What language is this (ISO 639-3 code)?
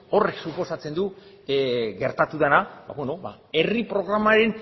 eus